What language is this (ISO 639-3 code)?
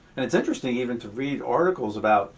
eng